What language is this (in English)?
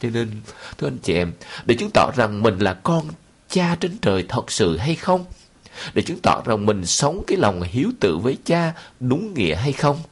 Vietnamese